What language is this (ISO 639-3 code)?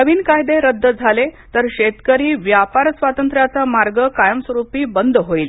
mar